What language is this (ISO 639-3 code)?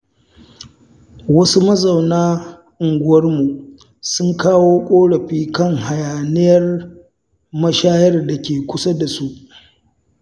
hau